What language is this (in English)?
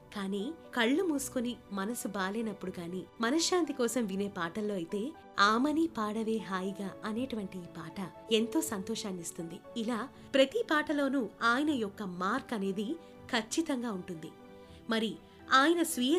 Telugu